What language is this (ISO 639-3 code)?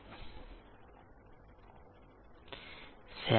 tel